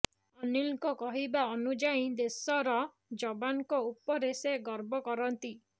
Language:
Odia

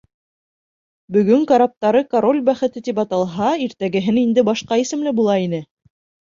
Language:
Bashkir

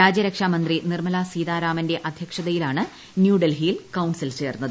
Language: Malayalam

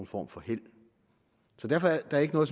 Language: Danish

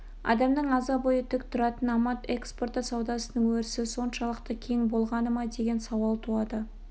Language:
Kazakh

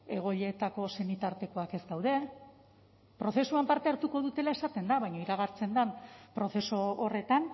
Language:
Basque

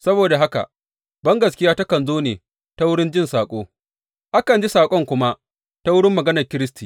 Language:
Hausa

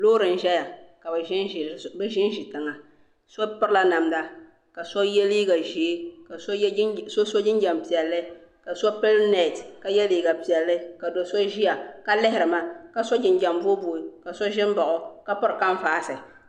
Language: Dagbani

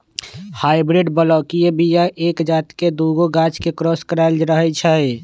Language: Magahi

